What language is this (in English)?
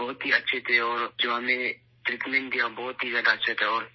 Urdu